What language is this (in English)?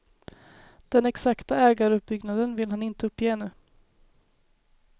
Swedish